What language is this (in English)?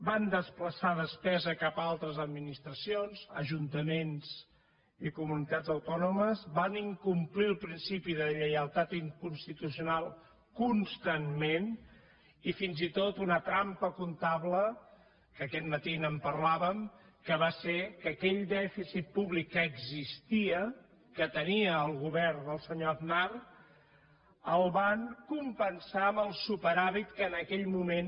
Catalan